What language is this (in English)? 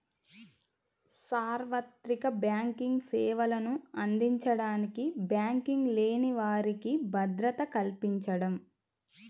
Telugu